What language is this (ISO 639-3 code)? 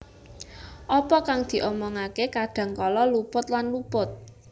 jav